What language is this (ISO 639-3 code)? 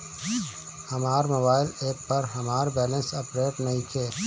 bho